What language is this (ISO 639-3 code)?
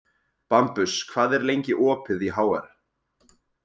isl